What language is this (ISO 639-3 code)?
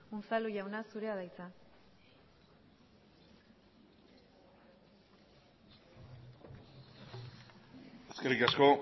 eus